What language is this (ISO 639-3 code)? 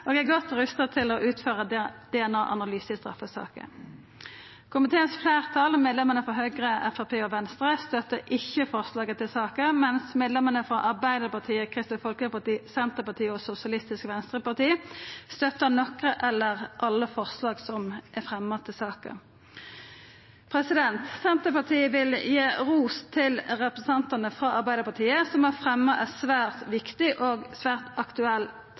nno